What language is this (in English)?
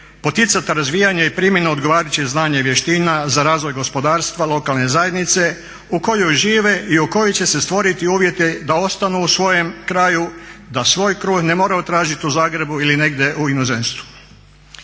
Croatian